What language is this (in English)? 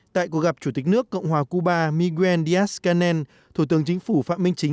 Vietnamese